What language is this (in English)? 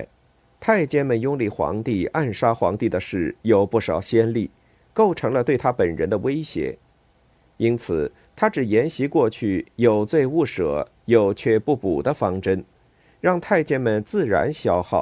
Chinese